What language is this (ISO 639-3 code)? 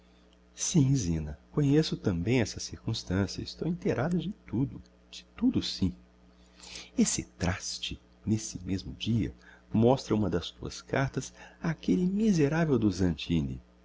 por